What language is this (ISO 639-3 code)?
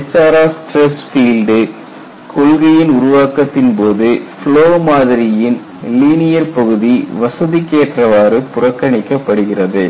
tam